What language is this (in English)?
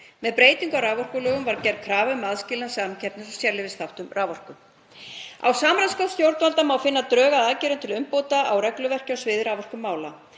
Icelandic